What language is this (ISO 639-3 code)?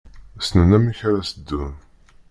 kab